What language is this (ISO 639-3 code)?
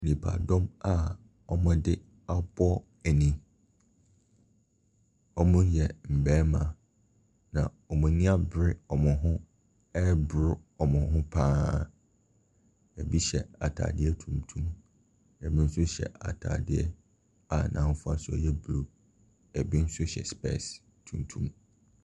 aka